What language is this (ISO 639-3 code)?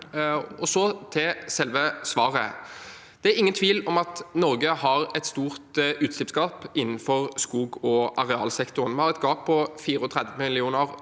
nor